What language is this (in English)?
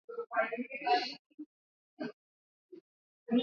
Swahili